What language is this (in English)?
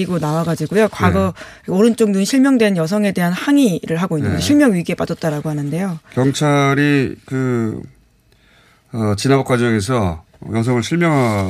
Korean